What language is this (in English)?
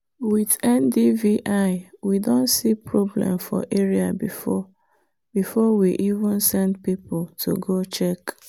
Nigerian Pidgin